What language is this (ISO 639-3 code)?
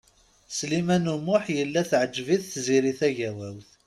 kab